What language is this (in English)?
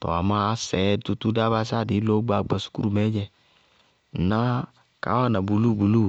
Bago-Kusuntu